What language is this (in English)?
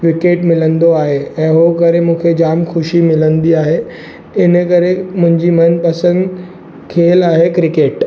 Sindhi